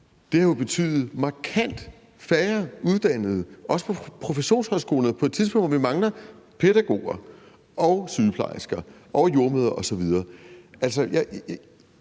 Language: Danish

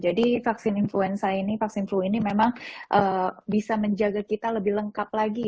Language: Indonesian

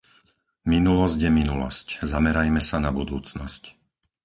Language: Slovak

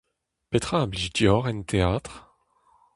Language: Breton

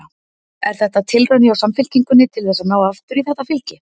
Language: Icelandic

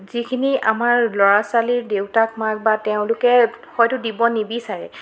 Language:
Assamese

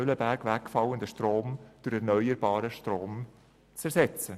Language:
Swiss German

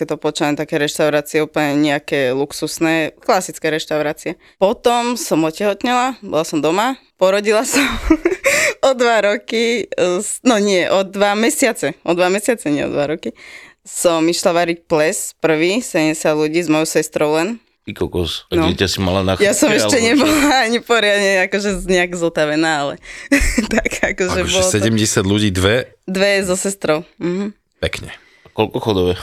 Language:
Slovak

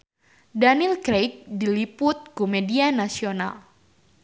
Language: Sundanese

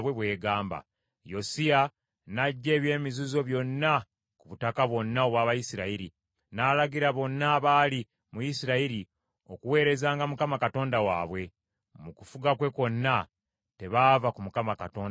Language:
Ganda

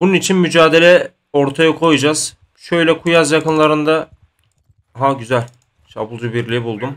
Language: Turkish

